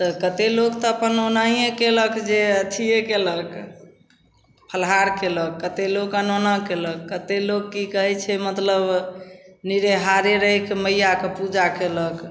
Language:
Maithili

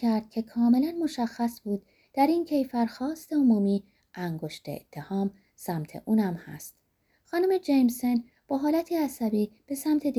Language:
Persian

